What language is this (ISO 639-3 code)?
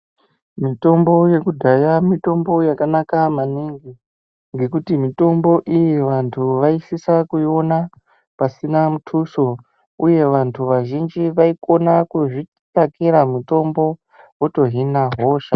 ndc